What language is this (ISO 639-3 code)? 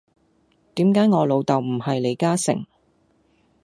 yue